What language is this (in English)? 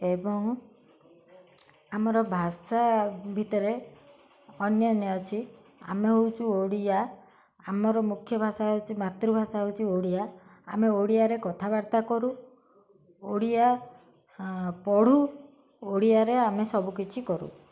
Odia